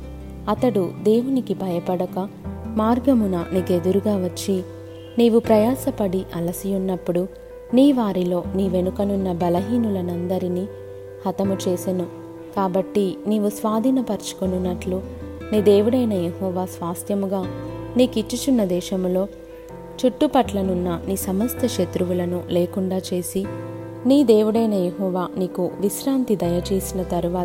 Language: Telugu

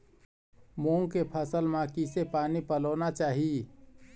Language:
Chhattisgarhi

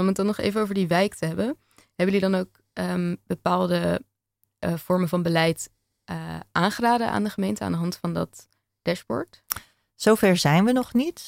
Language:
Dutch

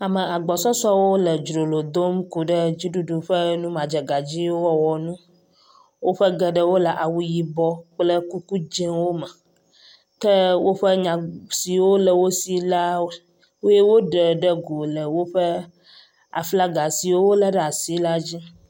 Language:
Ewe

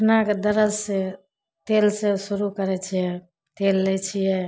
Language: Maithili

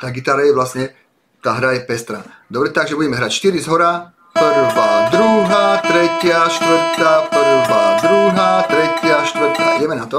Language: Slovak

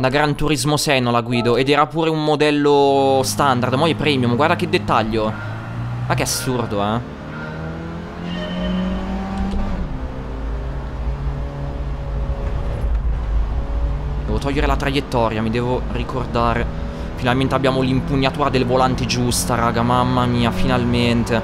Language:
Italian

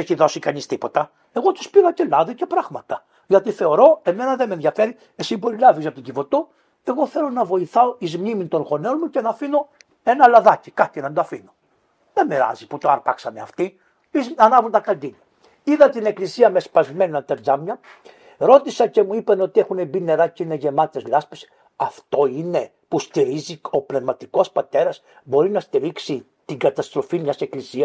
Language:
Greek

